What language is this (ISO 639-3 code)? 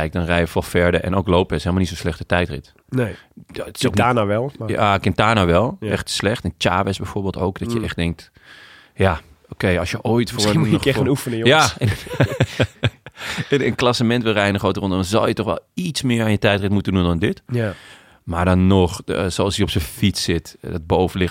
nld